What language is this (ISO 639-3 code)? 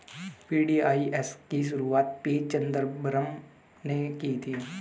hin